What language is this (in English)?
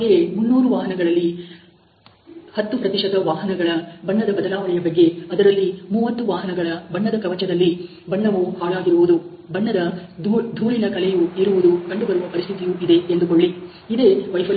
Kannada